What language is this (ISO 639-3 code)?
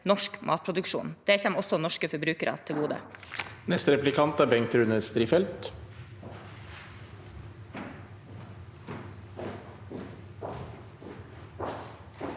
nor